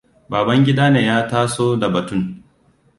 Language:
Hausa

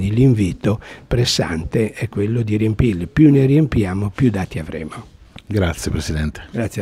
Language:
Italian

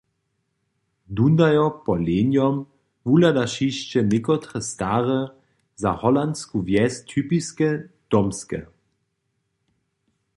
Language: Upper Sorbian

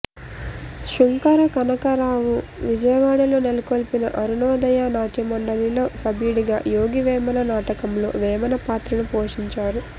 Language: Telugu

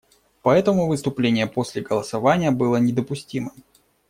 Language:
Russian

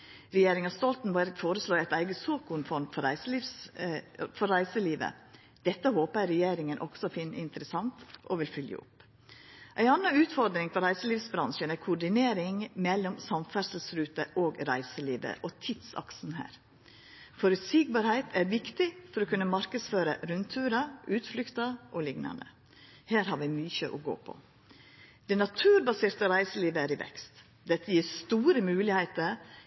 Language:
Norwegian Nynorsk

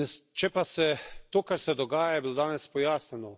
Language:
Slovenian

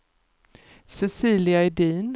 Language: Swedish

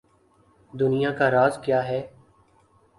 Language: Urdu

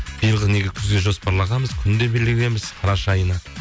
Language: Kazakh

